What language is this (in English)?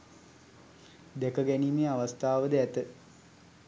Sinhala